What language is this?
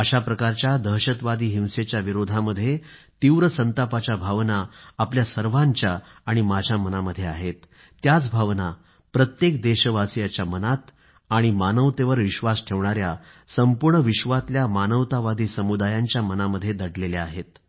Marathi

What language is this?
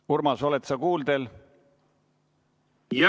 Estonian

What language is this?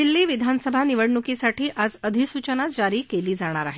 Marathi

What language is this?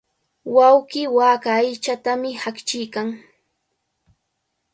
Cajatambo North Lima Quechua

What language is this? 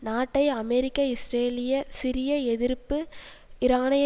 Tamil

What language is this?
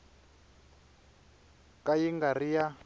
Tsonga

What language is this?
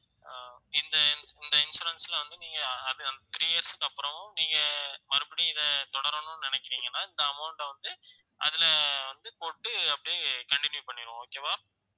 Tamil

